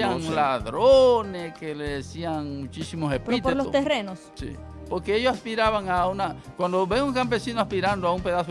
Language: Spanish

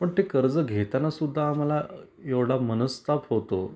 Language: Marathi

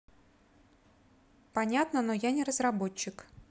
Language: Russian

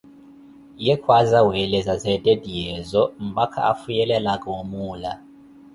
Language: Koti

